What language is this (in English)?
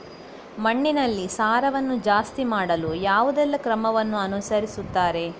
Kannada